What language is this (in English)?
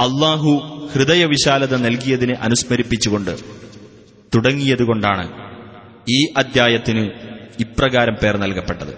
Malayalam